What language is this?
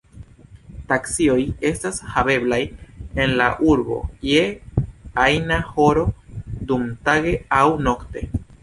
Esperanto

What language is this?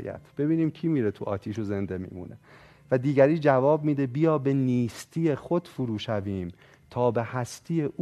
Persian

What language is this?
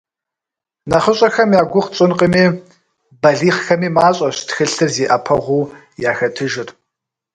Kabardian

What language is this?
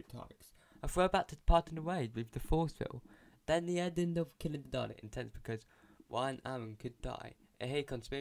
English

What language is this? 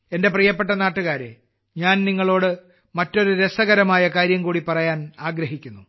Malayalam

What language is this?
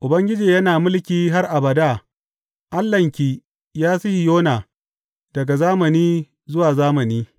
Hausa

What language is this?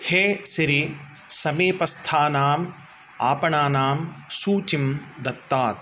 Sanskrit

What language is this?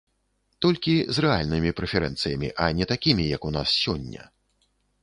Belarusian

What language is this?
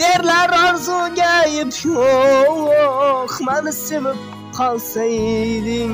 Turkish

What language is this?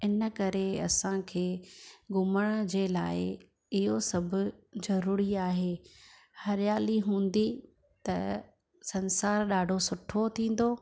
Sindhi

